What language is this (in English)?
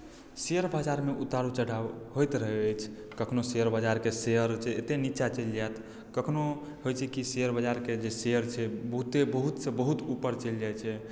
Maithili